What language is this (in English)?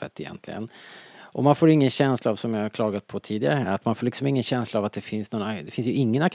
Swedish